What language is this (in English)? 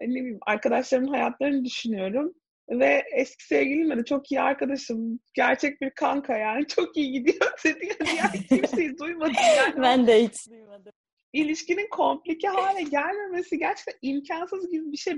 Turkish